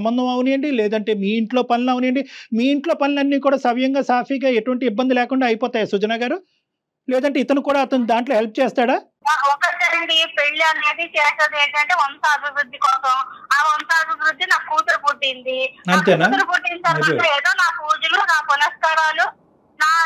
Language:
Telugu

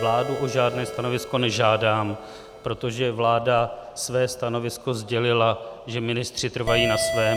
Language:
Czech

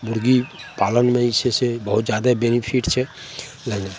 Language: Maithili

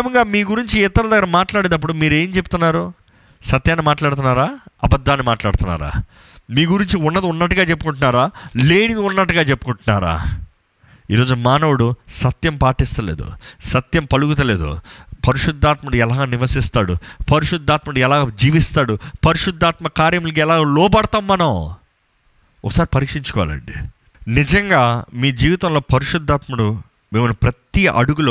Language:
Telugu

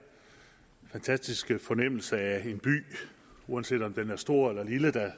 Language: Danish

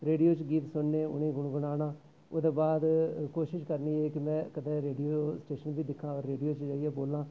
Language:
Dogri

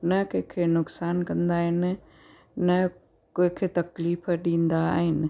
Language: Sindhi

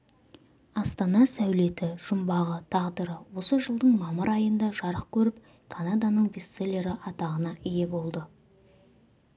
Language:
Kazakh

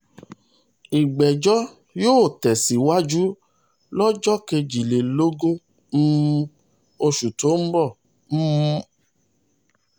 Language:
Yoruba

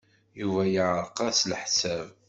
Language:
Kabyle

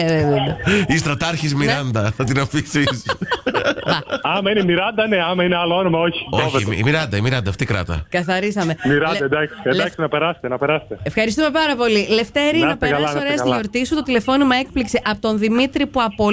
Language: Greek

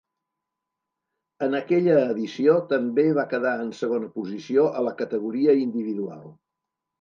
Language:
Catalan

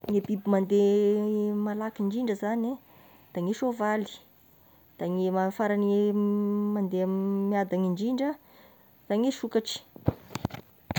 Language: Tesaka Malagasy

